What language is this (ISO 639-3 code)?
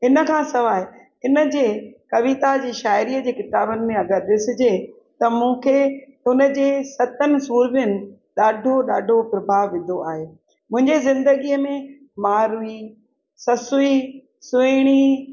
snd